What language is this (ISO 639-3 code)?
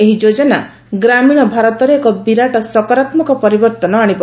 ori